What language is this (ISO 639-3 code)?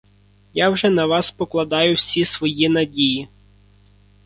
ukr